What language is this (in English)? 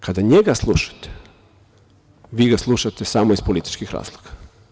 Serbian